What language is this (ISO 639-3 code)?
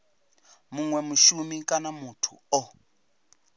ven